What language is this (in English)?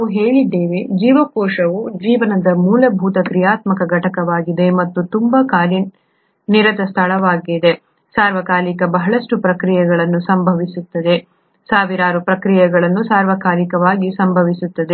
Kannada